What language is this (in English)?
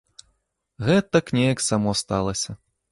Belarusian